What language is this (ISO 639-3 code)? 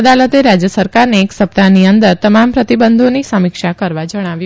guj